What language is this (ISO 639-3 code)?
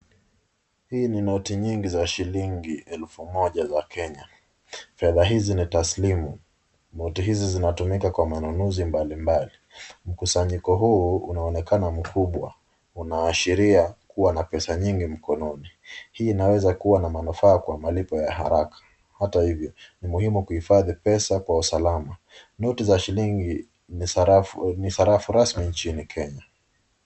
swa